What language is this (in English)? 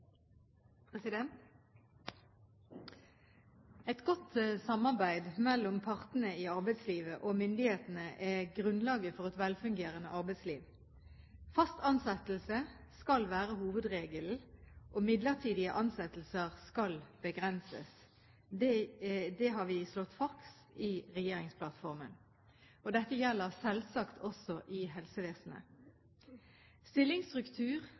Norwegian Bokmål